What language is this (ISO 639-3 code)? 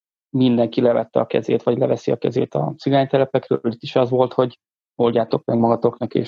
hun